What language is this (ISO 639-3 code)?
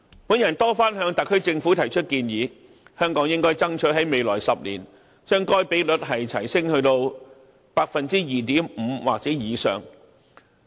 yue